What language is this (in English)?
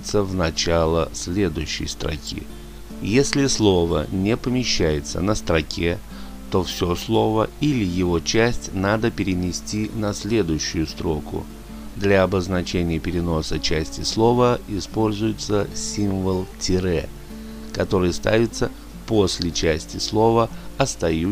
Russian